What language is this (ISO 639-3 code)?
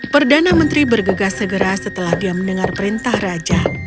ind